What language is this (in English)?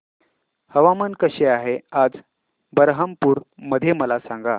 Marathi